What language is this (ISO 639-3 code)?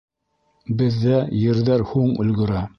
bak